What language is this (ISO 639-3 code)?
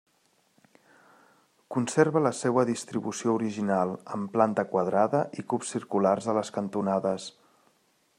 cat